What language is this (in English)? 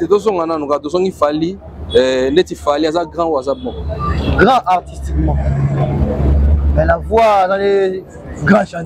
French